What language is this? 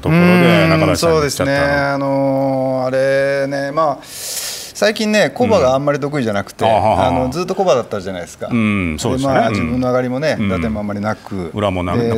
Japanese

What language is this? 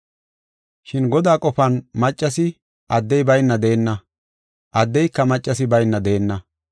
Gofa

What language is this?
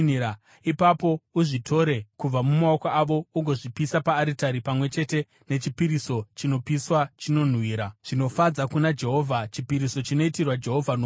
Shona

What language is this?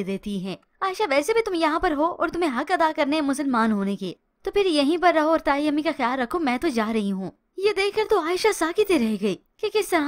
Hindi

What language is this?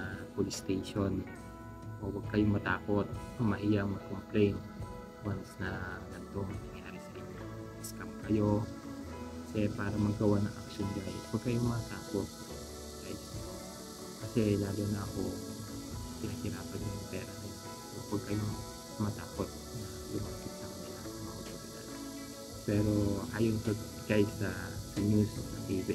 Filipino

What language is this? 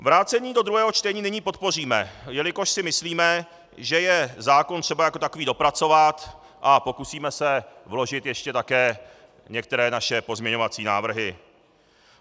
Czech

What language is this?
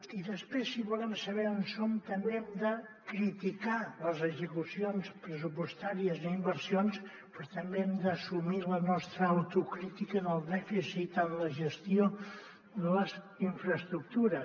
Catalan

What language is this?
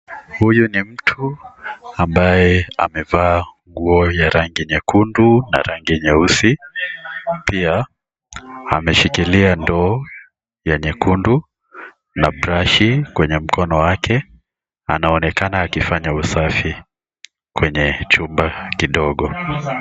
Swahili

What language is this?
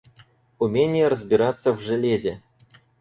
Russian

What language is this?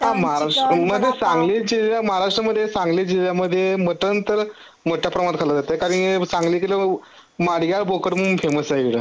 Marathi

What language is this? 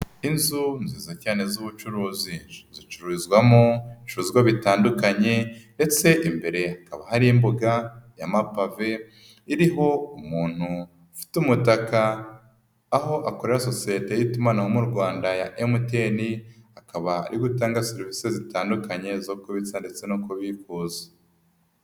Kinyarwanda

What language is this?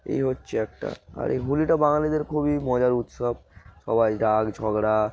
Bangla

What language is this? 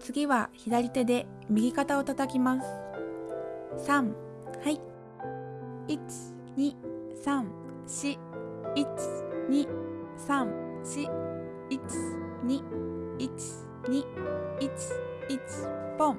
Japanese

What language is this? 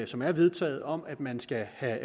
Danish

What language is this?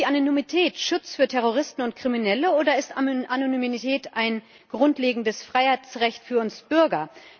German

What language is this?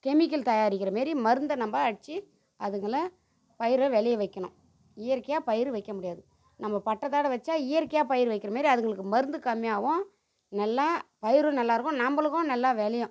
Tamil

